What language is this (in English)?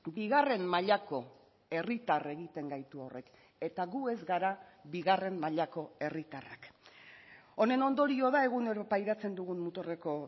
Basque